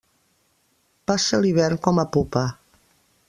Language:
Catalan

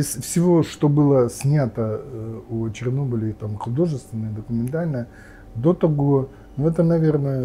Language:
Russian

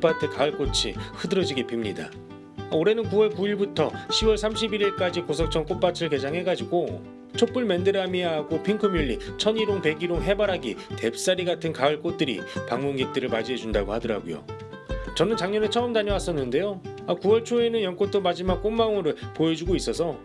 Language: Korean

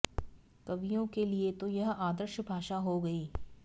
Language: Sanskrit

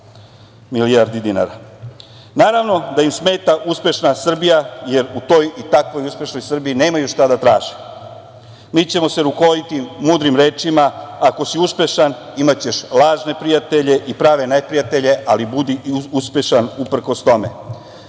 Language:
Serbian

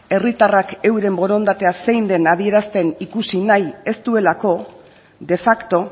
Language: Basque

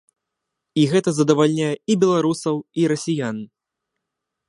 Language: Belarusian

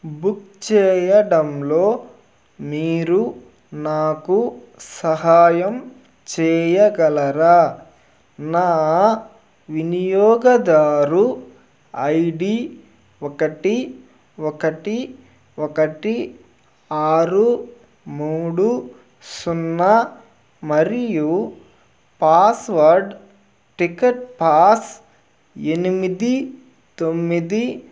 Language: Telugu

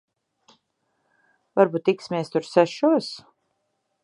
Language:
Latvian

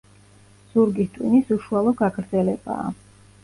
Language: Georgian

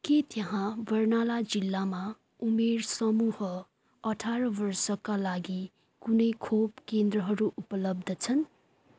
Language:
Nepali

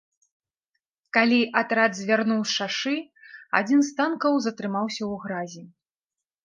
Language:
Belarusian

